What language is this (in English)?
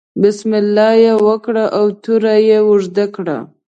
Pashto